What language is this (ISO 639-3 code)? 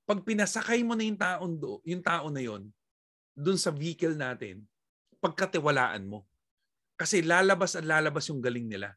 fil